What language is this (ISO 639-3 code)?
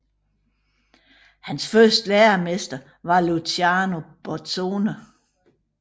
dan